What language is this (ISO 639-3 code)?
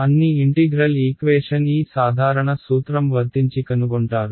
tel